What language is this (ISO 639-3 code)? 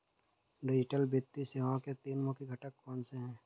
hin